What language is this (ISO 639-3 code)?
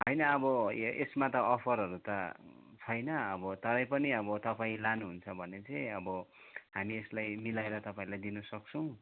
nep